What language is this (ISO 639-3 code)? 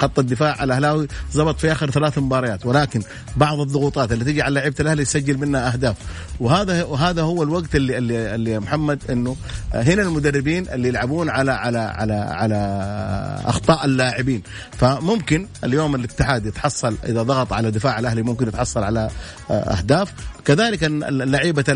ara